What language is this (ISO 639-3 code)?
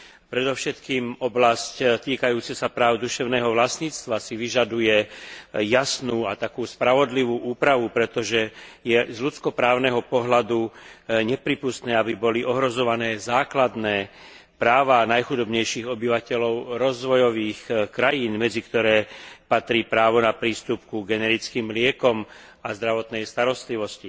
slk